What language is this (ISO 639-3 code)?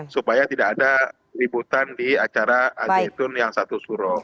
ind